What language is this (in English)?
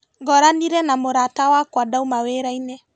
Kikuyu